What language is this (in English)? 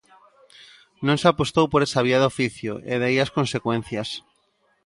Galician